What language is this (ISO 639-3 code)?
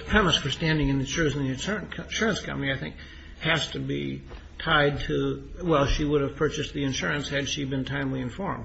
eng